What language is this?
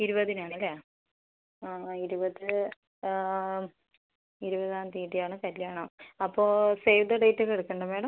Malayalam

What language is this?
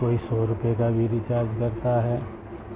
Urdu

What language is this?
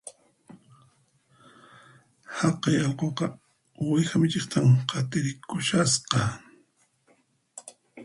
Puno Quechua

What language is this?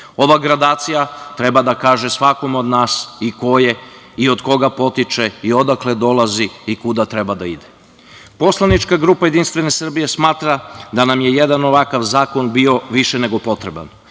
Serbian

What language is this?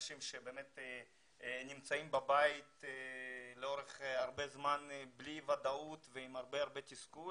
Hebrew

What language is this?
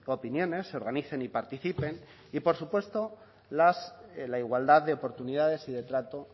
Spanish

